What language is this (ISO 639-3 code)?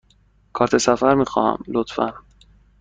fas